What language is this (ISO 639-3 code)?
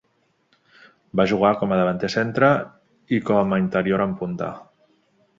cat